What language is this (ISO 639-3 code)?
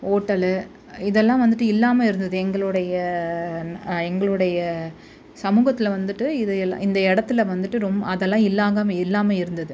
tam